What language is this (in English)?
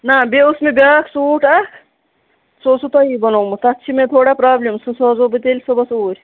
Kashmiri